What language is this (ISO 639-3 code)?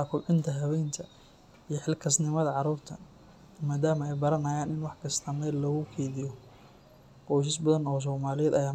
som